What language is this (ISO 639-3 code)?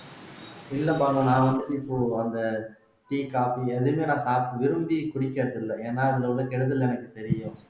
tam